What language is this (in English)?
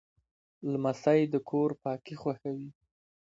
Pashto